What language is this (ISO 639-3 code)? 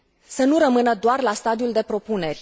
ron